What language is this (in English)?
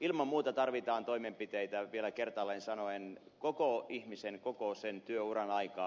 Finnish